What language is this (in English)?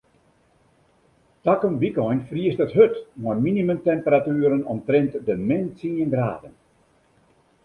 Western Frisian